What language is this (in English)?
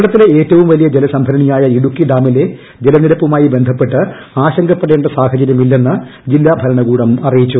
Malayalam